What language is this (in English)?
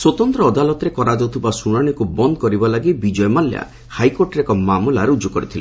Odia